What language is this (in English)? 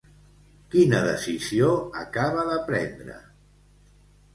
Catalan